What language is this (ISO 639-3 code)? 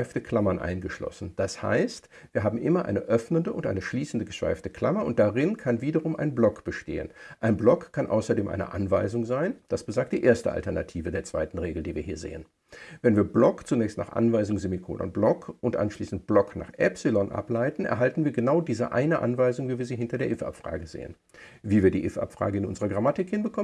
deu